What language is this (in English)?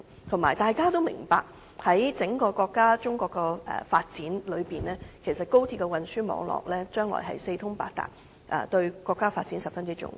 Cantonese